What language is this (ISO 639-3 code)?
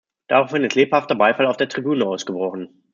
deu